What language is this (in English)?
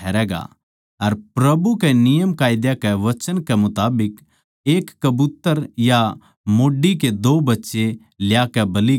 Haryanvi